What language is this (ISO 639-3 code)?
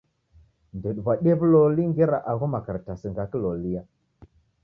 dav